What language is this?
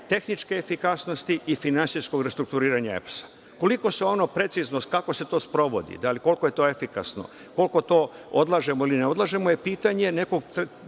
Serbian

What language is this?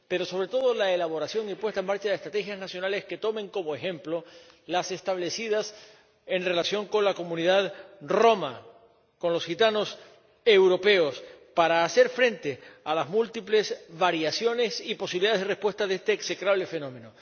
Spanish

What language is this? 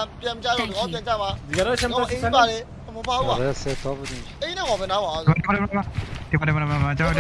Thai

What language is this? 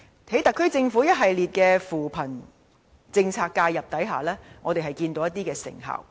Cantonese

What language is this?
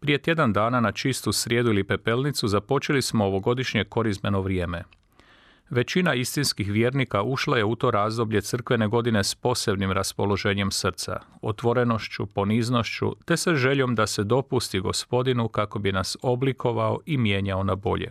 Croatian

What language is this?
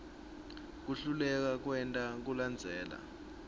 Swati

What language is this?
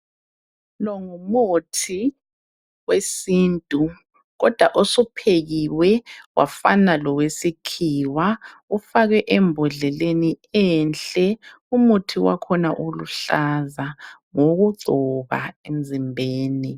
North Ndebele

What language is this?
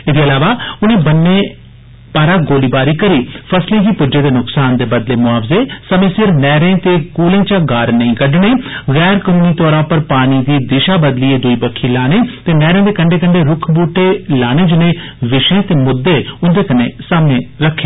Dogri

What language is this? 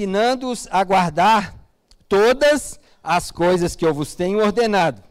Portuguese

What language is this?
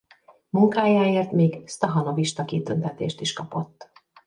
Hungarian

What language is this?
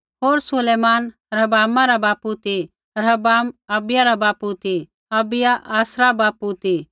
Kullu Pahari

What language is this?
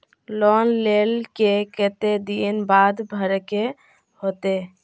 Magahi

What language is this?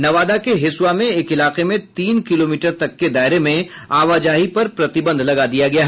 Hindi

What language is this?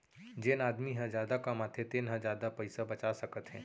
Chhattisgarhi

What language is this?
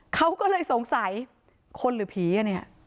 Thai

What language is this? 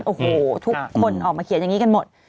Thai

